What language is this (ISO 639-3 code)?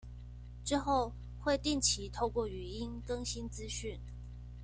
zho